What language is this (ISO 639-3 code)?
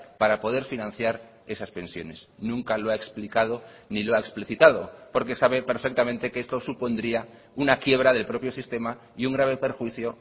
spa